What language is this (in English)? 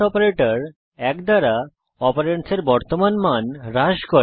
Bangla